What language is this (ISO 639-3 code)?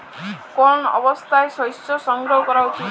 ben